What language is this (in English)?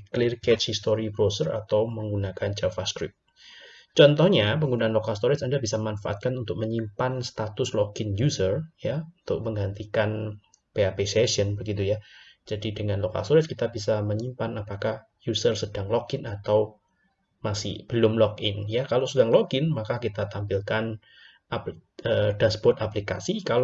Indonesian